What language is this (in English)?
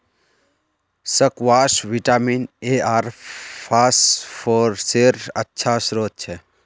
Magahi